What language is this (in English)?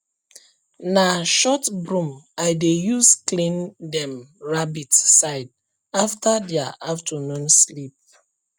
Nigerian Pidgin